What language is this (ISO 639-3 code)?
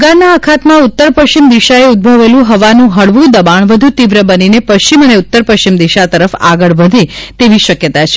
guj